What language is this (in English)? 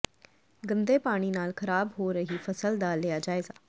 Punjabi